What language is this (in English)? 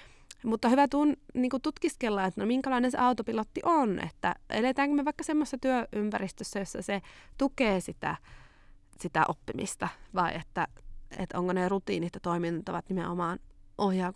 Finnish